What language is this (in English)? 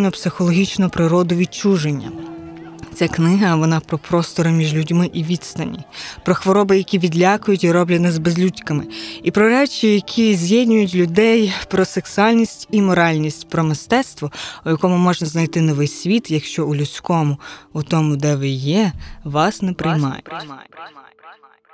Ukrainian